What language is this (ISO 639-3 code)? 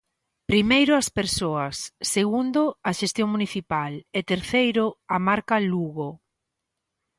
glg